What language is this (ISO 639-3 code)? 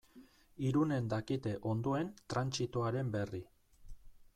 eus